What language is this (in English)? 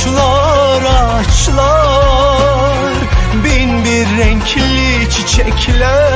Turkish